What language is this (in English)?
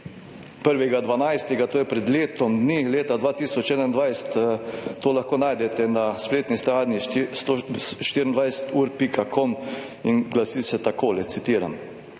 Slovenian